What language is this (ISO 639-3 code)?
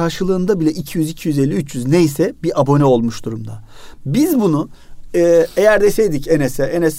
tur